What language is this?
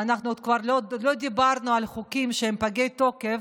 Hebrew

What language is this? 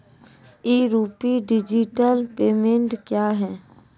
Maithili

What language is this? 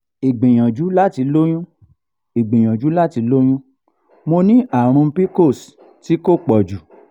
Yoruba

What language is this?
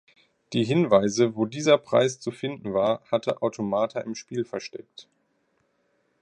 German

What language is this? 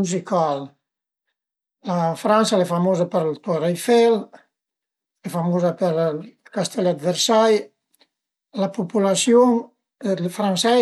Piedmontese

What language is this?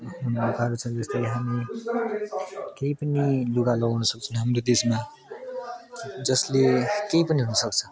Nepali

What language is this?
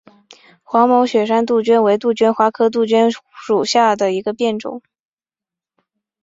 Chinese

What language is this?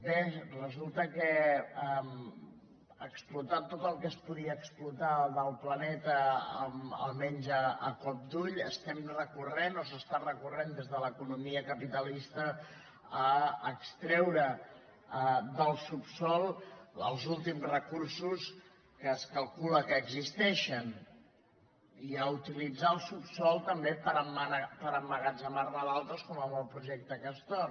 Catalan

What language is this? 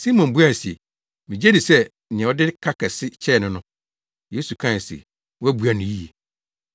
Akan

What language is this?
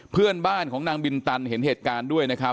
Thai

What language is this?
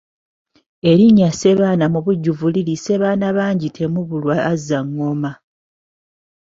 Ganda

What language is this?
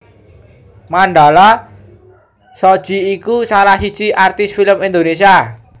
Javanese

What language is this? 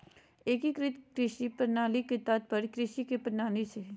Magahi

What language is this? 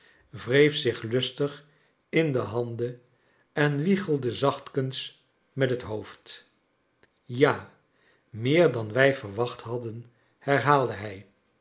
Dutch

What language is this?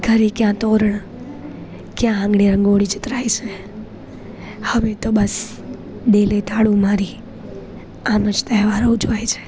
Gujarati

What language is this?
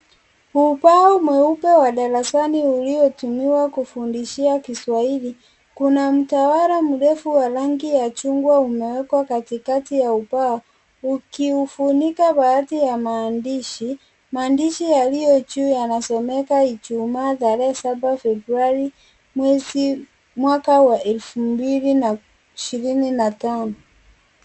Swahili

